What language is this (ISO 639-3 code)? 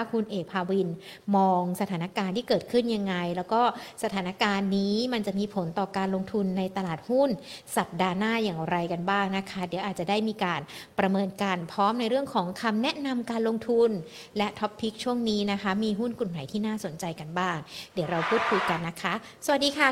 tha